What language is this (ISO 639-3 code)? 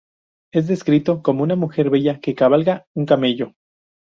spa